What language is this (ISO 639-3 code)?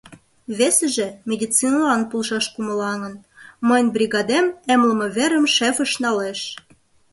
chm